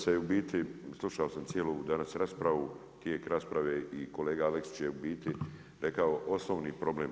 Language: Croatian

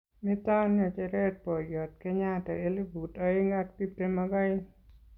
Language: Kalenjin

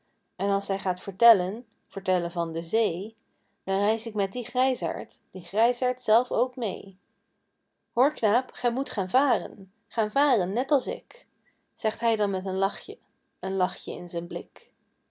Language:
Dutch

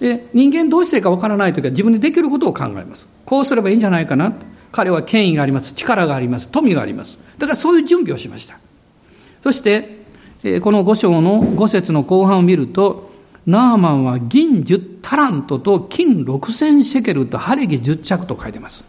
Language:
Japanese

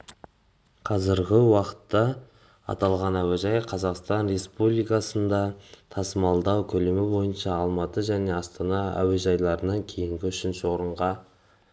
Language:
Kazakh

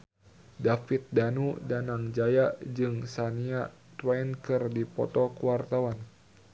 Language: Sundanese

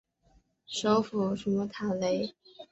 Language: Chinese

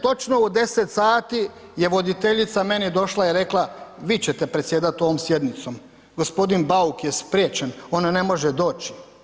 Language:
Croatian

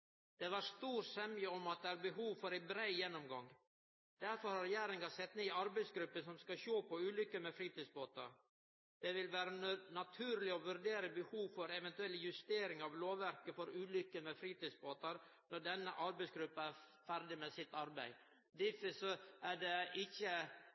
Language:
Norwegian Nynorsk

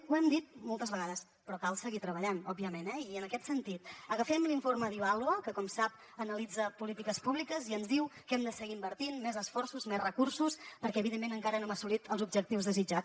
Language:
Catalan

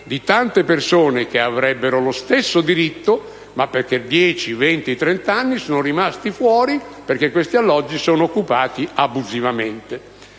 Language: Italian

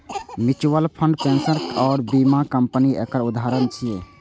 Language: Maithili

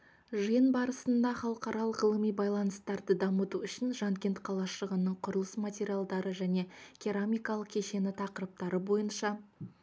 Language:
Kazakh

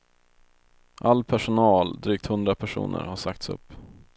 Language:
Swedish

